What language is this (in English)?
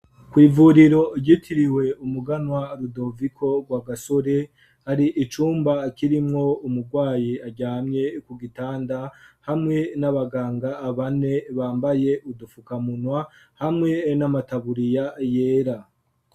Rundi